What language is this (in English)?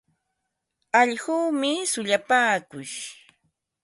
Ambo-Pasco Quechua